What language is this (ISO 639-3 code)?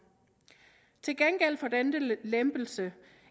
dan